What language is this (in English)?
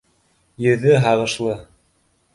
Bashkir